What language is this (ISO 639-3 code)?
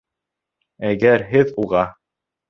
bak